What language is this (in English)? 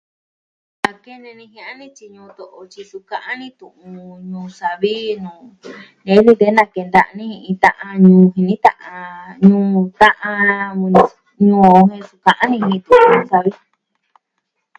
Southwestern Tlaxiaco Mixtec